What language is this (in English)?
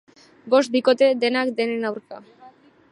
Basque